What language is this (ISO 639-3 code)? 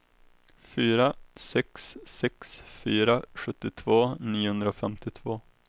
swe